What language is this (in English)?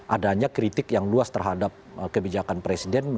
Indonesian